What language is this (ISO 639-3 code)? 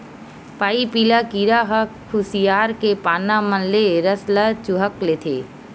hne